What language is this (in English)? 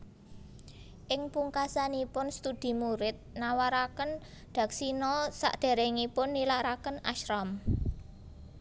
Javanese